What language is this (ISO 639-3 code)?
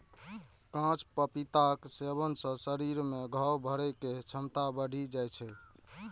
mai